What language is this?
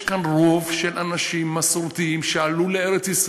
Hebrew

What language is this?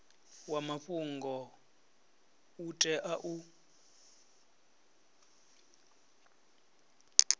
Venda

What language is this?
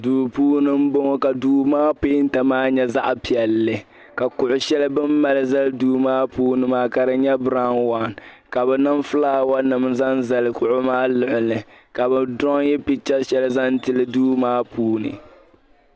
Dagbani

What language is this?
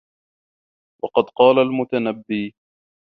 Arabic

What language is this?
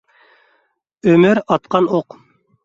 Uyghur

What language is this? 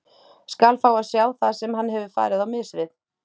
Icelandic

